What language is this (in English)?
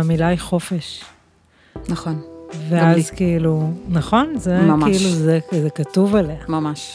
Hebrew